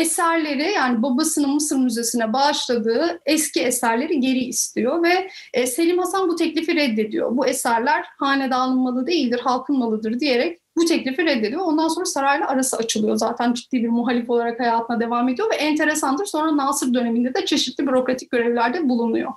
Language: Turkish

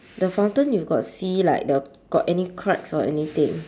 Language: English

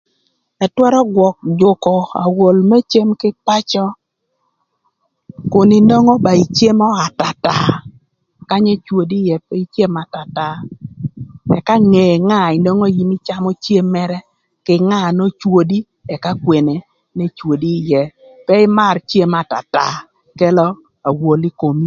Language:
Thur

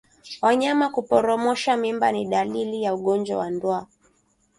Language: Swahili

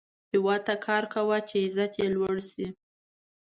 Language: Pashto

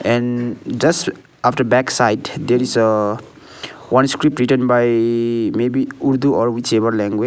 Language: English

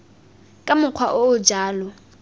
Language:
Tswana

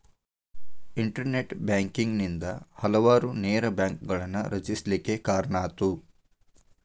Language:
Kannada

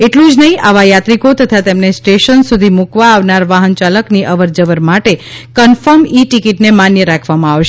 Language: Gujarati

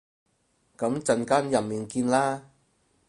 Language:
Cantonese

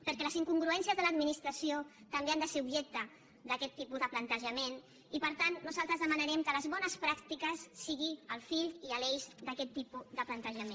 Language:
Catalan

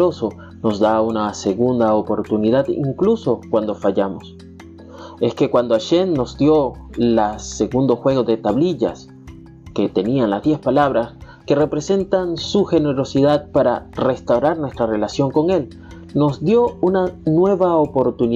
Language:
Spanish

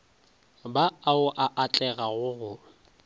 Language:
Northern Sotho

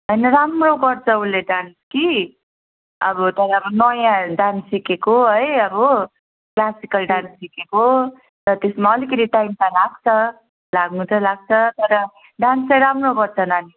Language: Nepali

